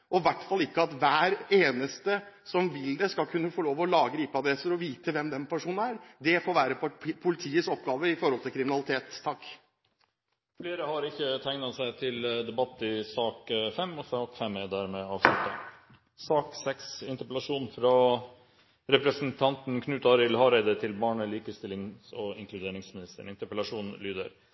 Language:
Norwegian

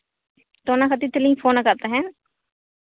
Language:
Santali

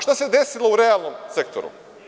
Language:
Serbian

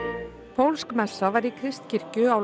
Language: Icelandic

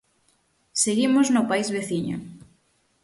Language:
Galician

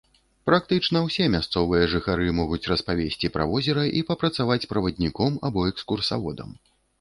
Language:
Belarusian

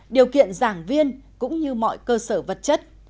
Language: Vietnamese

